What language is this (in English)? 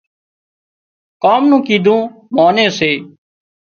Wadiyara Koli